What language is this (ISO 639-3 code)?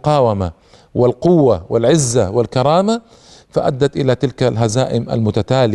ara